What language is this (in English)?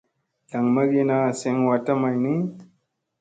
Musey